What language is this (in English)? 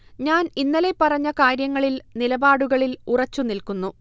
Malayalam